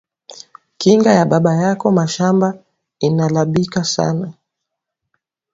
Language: Swahili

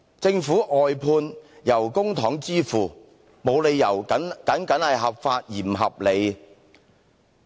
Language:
Cantonese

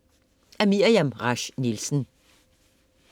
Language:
Danish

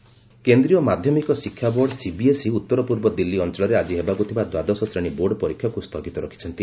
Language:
Odia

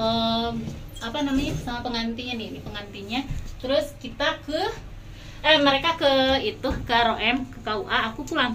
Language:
Indonesian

